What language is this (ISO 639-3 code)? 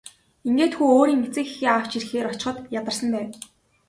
mon